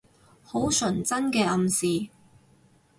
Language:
Cantonese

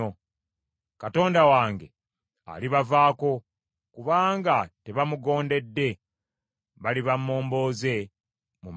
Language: Ganda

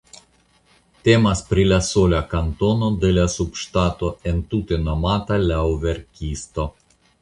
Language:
Esperanto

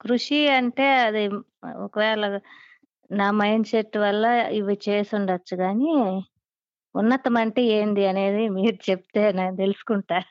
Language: Telugu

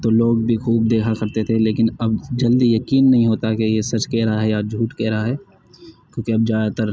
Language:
Urdu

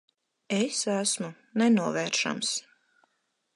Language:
Latvian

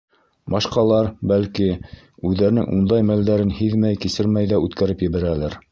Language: Bashkir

